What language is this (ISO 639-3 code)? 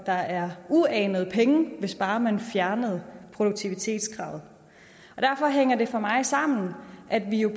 dan